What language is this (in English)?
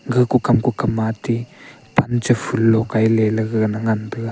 Wancho Naga